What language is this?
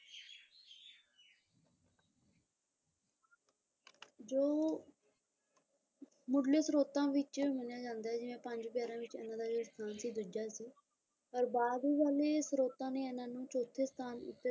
Punjabi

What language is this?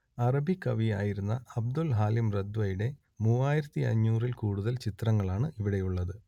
Malayalam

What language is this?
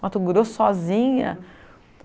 Portuguese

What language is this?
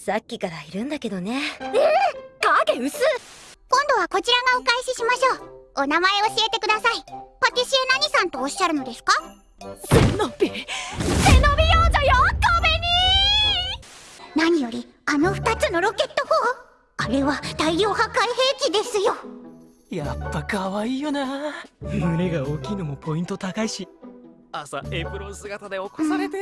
Japanese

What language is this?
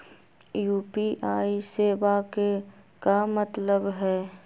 Magahi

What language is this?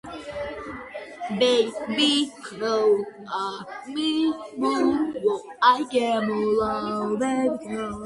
Georgian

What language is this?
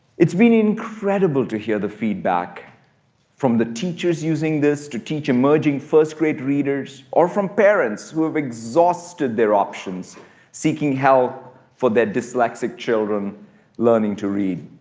English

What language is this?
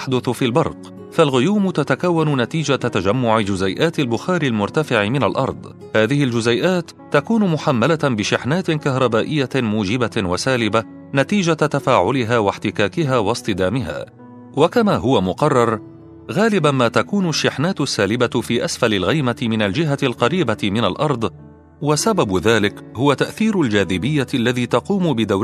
Arabic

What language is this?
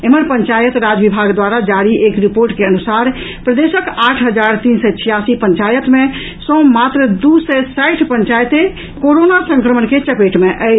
Maithili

